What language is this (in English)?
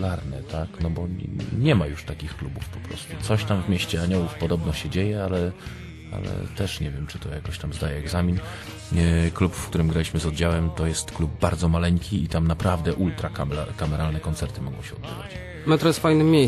Polish